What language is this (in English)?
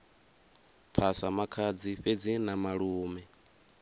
Venda